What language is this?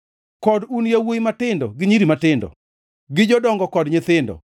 Luo (Kenya and Tanzania)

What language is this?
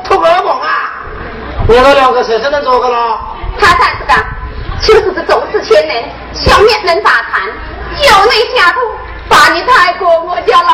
Chinese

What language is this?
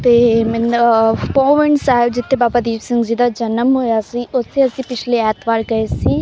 Punjabi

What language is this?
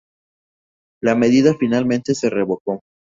Spanish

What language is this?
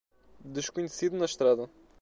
Portuguese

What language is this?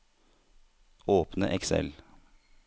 Norwegian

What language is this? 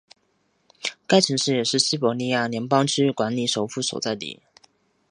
Chinese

